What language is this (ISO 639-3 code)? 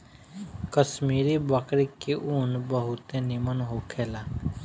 bho